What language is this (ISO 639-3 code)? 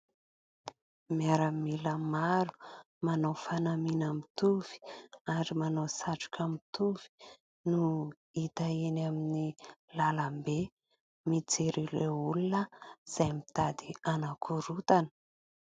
mlg